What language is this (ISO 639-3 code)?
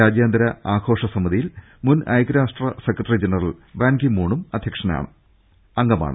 mal